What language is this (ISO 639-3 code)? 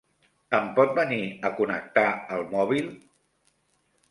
cat